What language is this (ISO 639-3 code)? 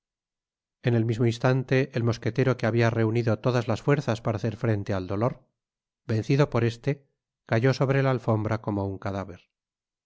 spa